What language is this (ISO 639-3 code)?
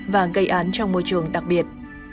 vie